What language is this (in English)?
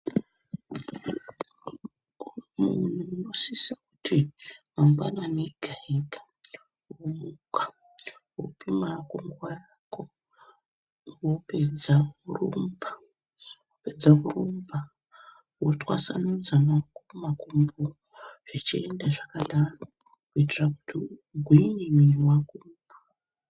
Ndau